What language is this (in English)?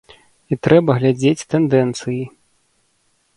Belarusian